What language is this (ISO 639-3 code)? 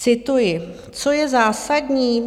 ces